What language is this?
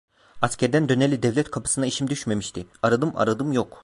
Turkish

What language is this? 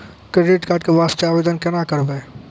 Maithili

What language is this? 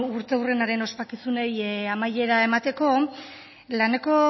Basque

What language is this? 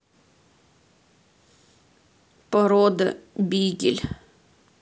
Russian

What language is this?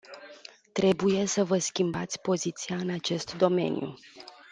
Romanian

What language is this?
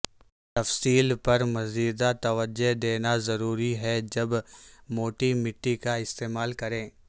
Urdu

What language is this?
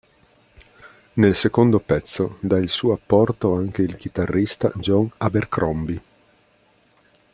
Italian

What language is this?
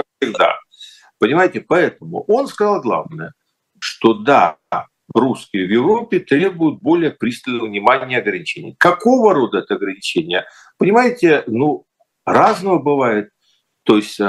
Russian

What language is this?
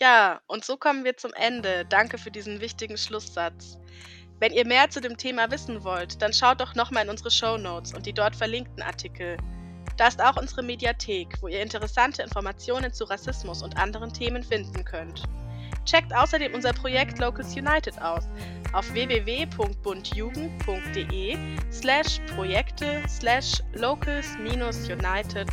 German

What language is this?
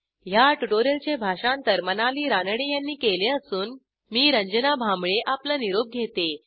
Marathi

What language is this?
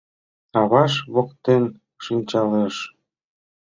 Mari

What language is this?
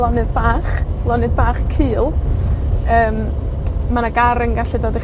Welsh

